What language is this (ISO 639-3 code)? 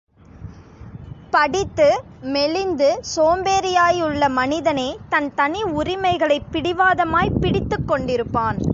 tam